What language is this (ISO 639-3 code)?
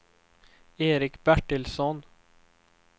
swe